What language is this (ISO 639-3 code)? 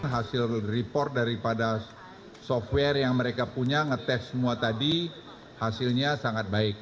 ind